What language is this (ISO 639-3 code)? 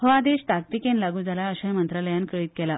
kok